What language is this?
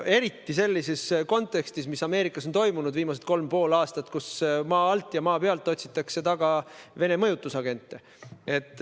Estonian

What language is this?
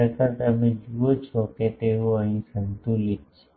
Gujarati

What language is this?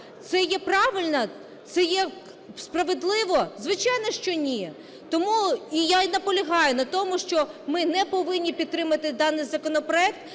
Ukrainian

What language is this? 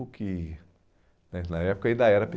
Portuguese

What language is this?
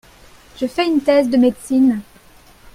French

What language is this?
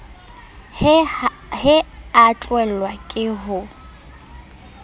Southern Sotho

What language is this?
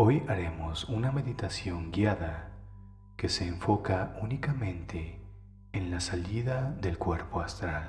Spanish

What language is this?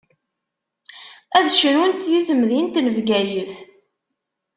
Kabyle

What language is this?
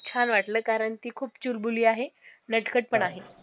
Marathi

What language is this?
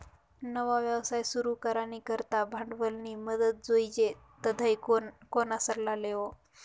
Marathi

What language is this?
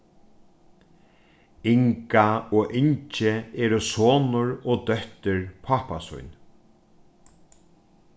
Faroese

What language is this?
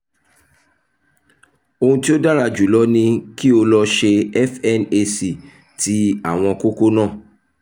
Yoruba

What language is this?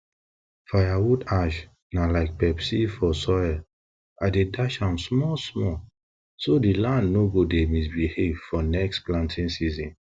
Nigerian Pidgin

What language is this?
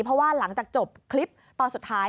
Thai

